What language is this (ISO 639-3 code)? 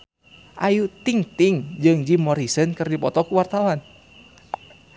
sun